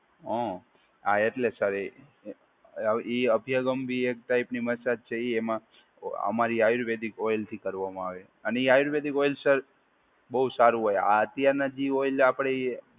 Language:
Gujarati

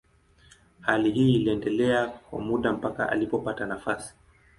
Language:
Swahili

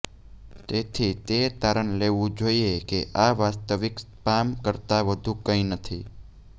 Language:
Gujarati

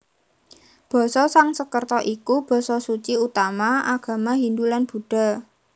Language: Javanese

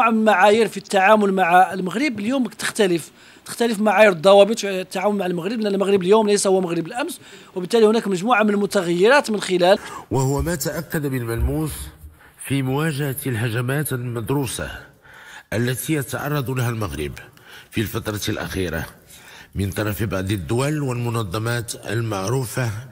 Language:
Arabic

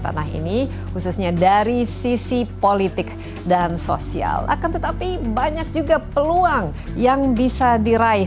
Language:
Indonesian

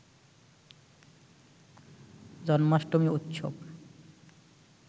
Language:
Bangla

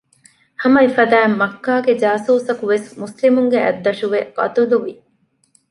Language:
Divehi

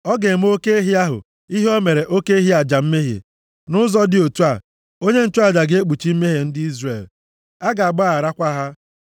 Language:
Igbo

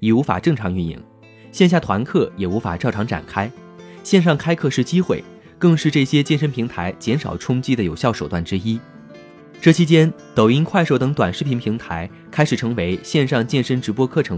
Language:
Chinese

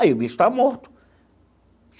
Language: Portuguese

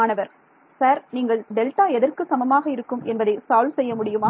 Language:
Tamil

